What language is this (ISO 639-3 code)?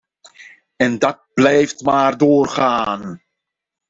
nld